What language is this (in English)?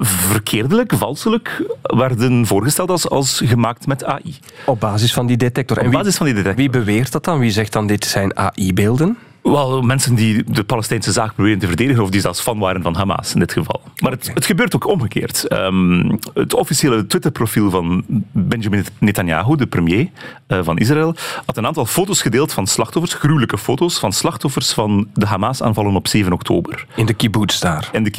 Dutch